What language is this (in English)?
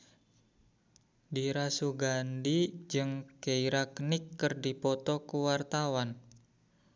Sundanese